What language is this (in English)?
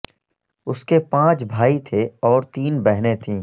Urdu